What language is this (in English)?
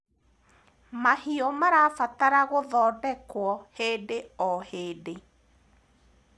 Kikuyu